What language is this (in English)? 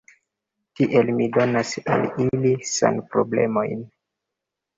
Esperanto